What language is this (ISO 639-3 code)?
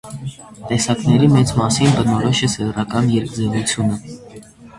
hye